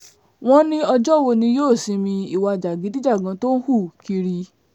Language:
Yoruba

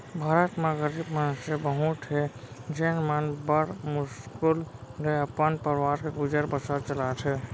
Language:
Chhattisgarhi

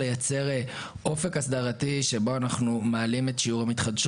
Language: Hebrew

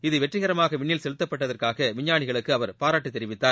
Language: Tamil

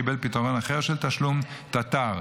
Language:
Hebrew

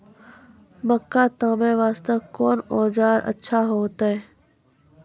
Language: Maithili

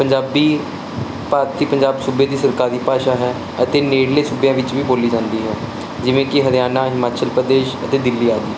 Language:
Punjabi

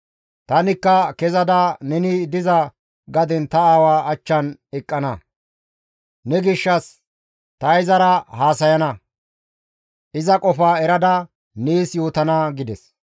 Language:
Gamo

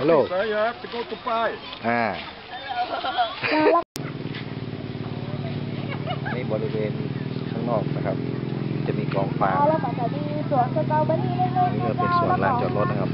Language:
Thai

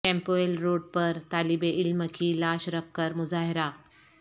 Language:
Urdu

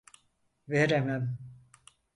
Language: Turkish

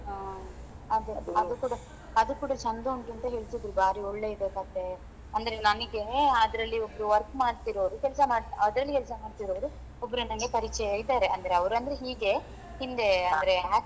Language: Kannada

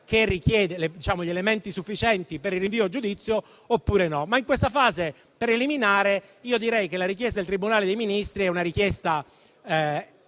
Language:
Italian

